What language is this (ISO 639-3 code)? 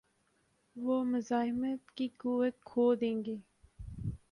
urd